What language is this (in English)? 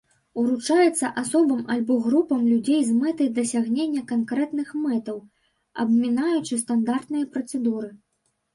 Belarusian